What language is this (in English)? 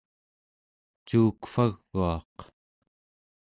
Central Yupik